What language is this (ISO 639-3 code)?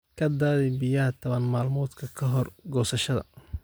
som